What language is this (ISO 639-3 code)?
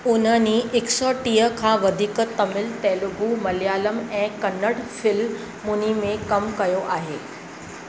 snd